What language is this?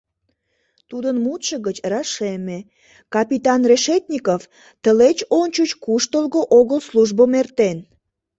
Mari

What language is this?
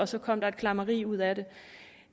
Danish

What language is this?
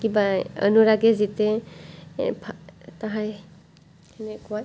Assamese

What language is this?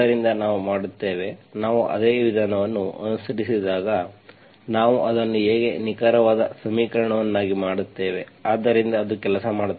Kannada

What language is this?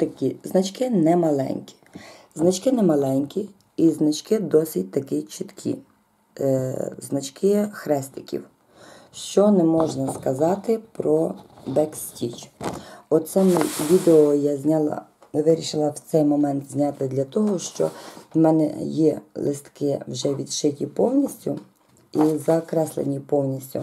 Ukrainian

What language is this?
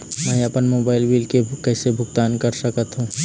Chhattisgarhi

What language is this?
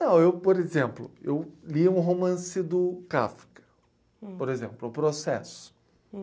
Portuguese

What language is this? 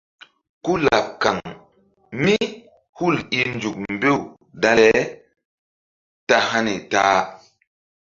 Mbum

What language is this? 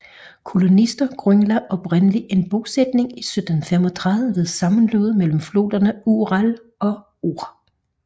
Danish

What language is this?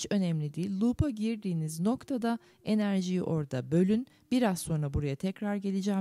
Turkish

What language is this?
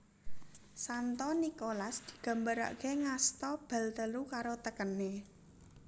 Javanese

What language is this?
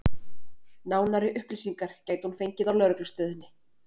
Icelandic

